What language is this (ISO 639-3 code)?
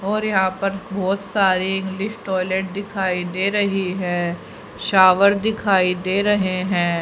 hin